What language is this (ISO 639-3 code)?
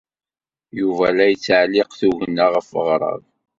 kab